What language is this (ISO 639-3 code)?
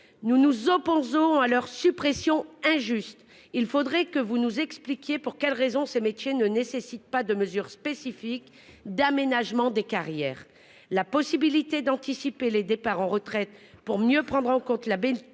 fra